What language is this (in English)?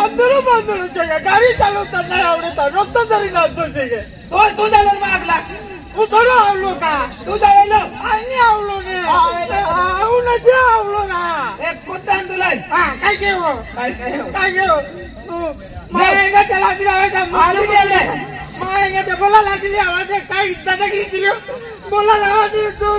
Arabic